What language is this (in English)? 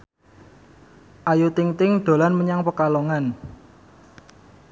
Javanese